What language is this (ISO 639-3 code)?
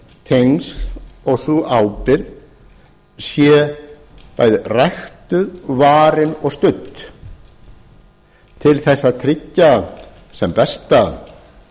isl